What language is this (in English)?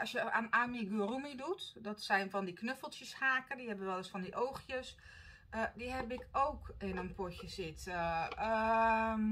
Dutch